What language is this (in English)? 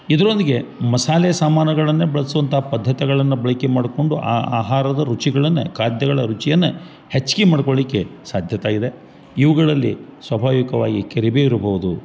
Kannada